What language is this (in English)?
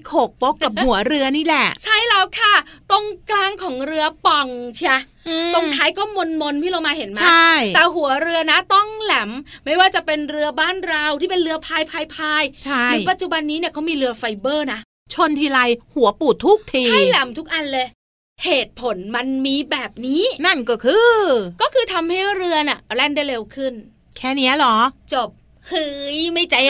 Thai